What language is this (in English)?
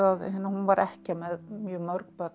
Icelandic